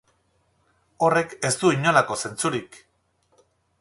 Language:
Basque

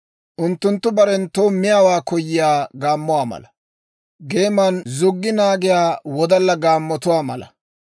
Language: Dawro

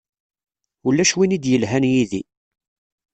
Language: Kabyle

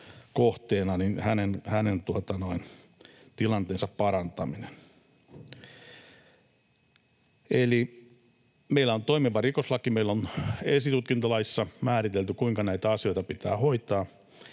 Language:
Finnish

